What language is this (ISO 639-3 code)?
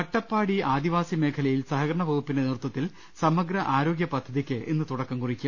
mal